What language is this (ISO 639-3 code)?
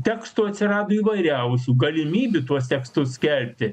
lit